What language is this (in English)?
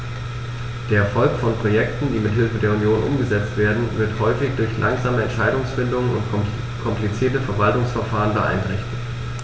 German